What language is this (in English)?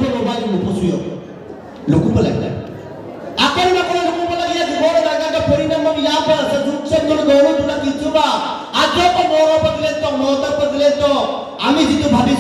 Turkish